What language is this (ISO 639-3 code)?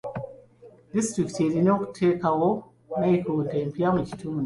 lug